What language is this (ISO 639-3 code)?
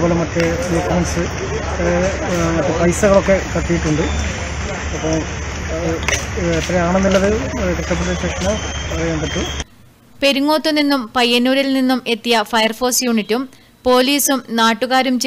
eng